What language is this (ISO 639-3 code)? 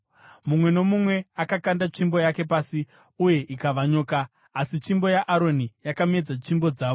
sna